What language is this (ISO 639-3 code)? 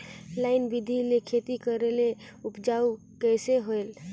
hne